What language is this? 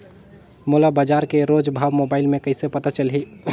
Chhattisgarhi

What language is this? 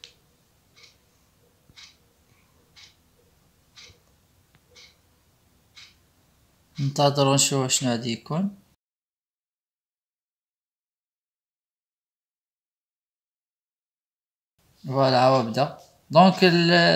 Arabic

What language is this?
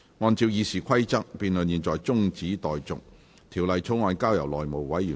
Cantonese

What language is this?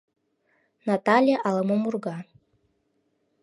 Mari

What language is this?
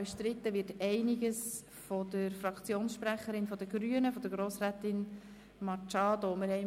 Swiss German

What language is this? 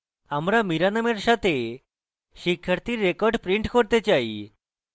Bangla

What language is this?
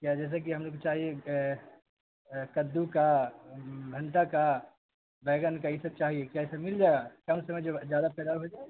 Urdu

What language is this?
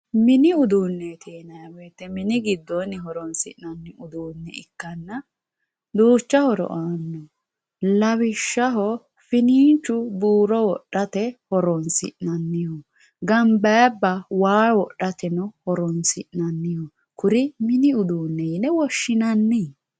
Sidamo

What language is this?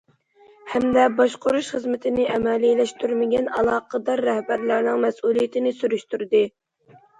Uyghur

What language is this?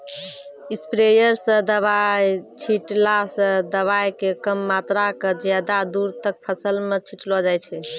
Maithili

